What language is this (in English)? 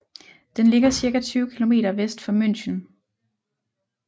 Danish